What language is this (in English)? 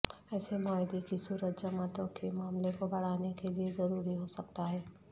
Urdu